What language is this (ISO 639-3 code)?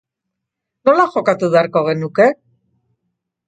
eus